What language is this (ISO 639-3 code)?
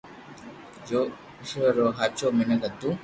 lrk